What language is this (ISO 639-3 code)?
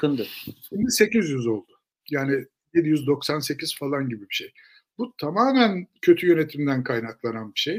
tur